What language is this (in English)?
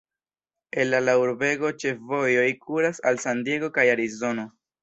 Esperanto